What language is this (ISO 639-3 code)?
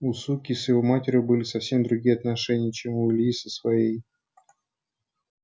rus